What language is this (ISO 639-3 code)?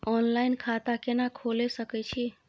mai